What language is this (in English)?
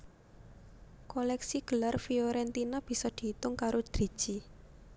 Javanese